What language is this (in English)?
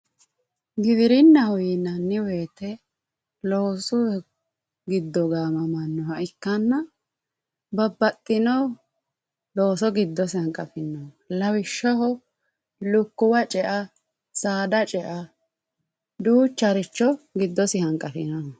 Sidamo